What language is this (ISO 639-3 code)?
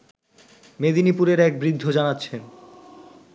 ben